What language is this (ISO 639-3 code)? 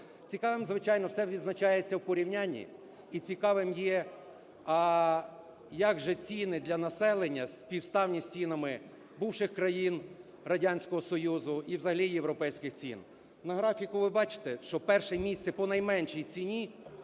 ukr